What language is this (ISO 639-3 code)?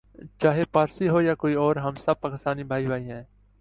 urd